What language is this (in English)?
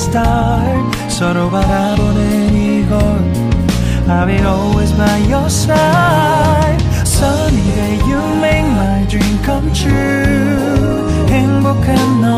Korean